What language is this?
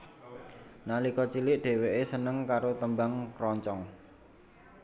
Javanese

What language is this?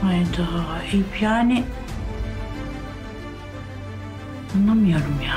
Turkish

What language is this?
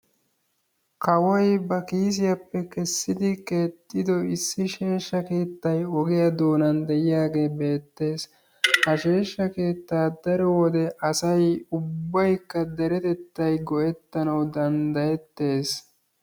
Wolaytta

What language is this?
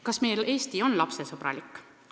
Estonian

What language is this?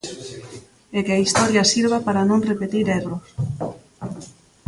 Galician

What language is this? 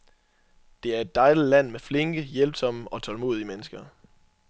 Danish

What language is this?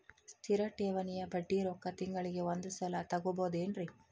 Kannada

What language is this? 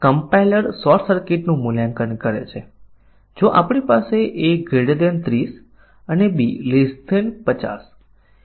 Gujarati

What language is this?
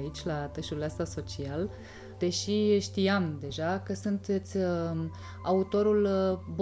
Romanian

